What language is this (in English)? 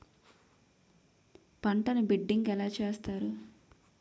Telugu